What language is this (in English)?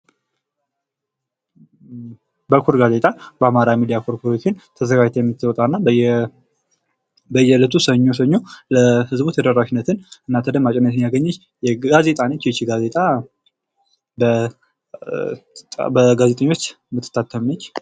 Amharic